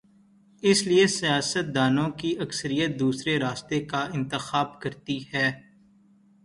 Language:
Urdu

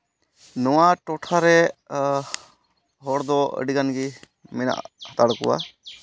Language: Santali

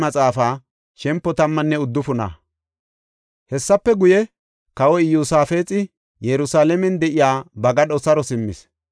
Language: Gofa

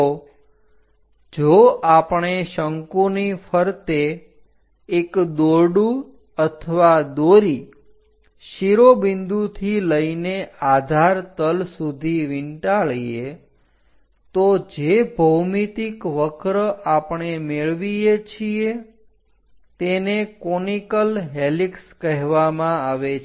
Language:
Gujarati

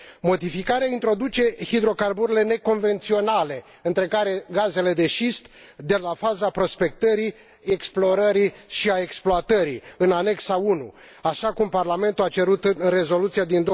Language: Romanian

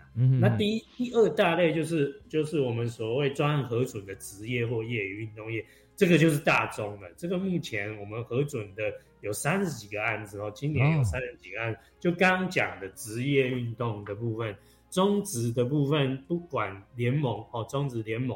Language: Chinese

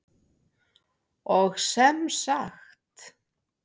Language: Icelandic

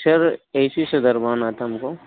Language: Hindi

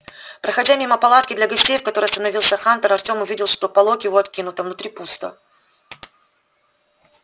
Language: Russian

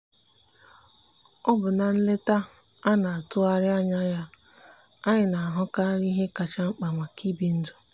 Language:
Igbo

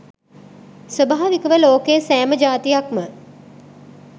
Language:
Sinhala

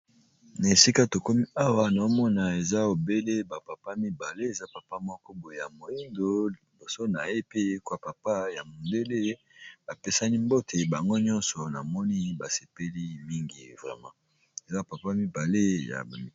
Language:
Lingala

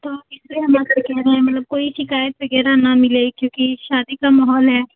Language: Hindi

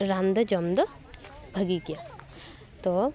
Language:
Santali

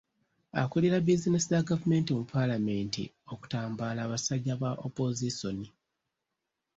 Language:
Ganda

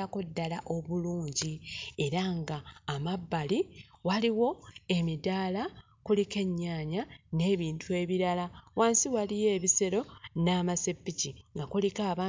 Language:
Ganda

